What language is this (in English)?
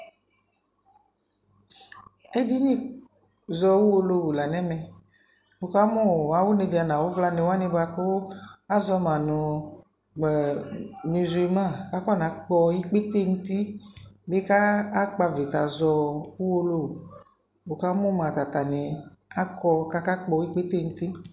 Ikposo